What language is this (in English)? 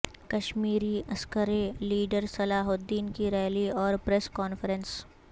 Urdu